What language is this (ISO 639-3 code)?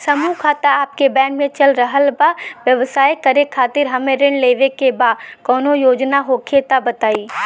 bho